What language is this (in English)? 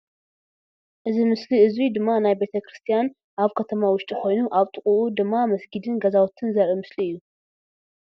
Tigrinya